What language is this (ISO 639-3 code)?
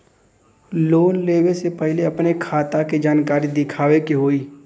bho